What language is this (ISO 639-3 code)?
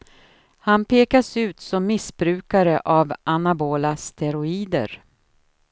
swe